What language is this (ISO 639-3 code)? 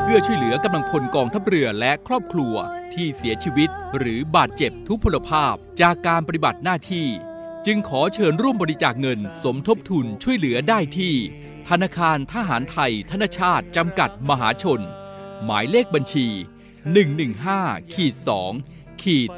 tha